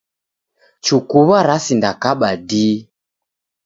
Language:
Taita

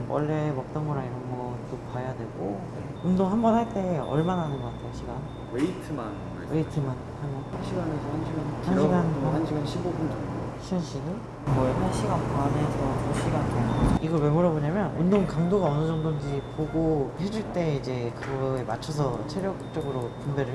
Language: Korean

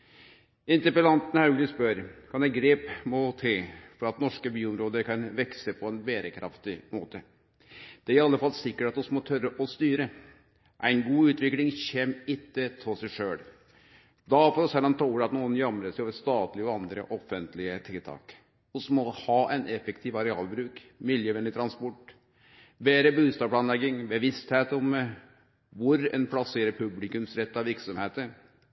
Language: Norwegian Nynorsk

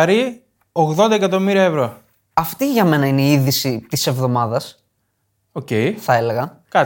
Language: Greek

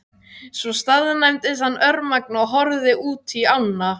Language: Icelandic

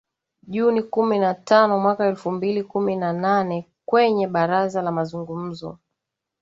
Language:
Swahili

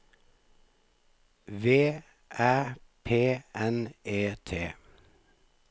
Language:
Norwegian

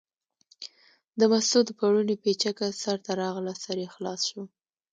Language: Pashto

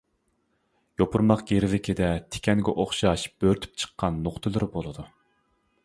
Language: Uyghur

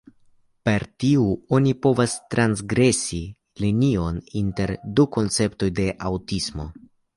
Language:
Esperanto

